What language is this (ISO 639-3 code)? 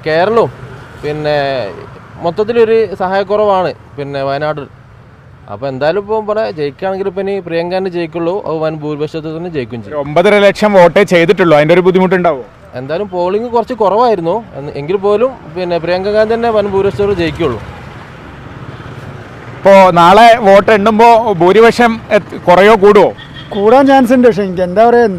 mal